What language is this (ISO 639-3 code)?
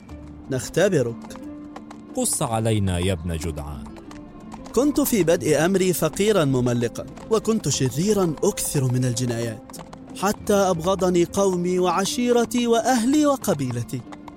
ara